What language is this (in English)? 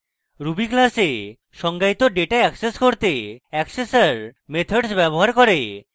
Bangla